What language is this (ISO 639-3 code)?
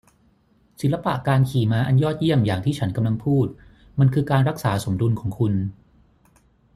tha